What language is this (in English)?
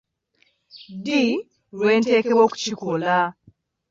Ganda